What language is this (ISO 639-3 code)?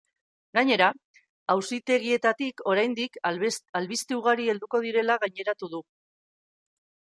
eus